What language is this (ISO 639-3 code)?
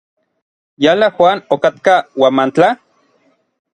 nlv